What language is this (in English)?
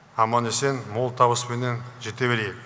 Kazakh